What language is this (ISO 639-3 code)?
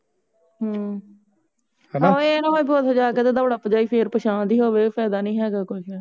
pan